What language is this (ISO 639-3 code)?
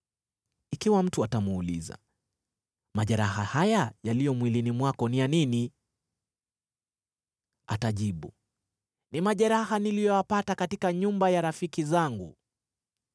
swa